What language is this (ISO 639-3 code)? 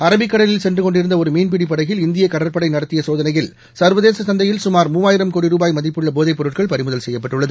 tam